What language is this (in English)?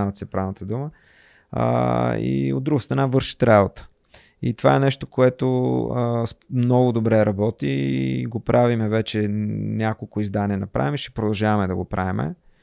Bulgarian